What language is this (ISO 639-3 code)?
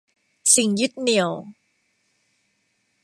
tha